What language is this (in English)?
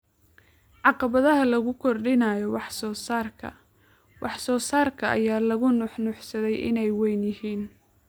Somali